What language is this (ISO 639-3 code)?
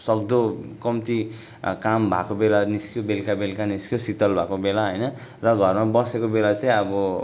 nep